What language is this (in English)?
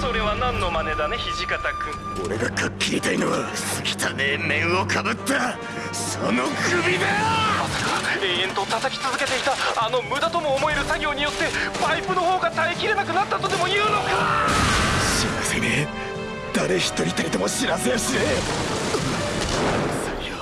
Japanese